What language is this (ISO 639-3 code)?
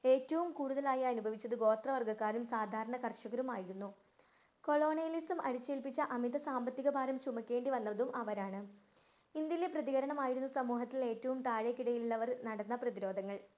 mal